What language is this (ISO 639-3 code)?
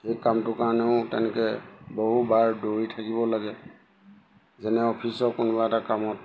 asm